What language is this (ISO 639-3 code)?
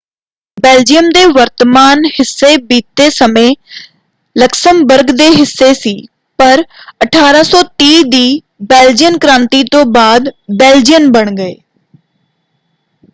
pan